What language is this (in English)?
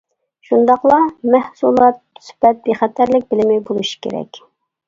Uyghur